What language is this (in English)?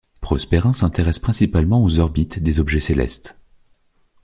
French